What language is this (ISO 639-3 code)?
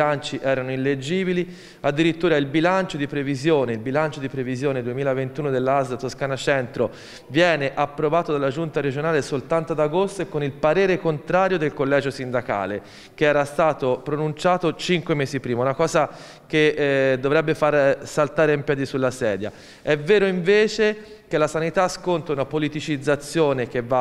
ita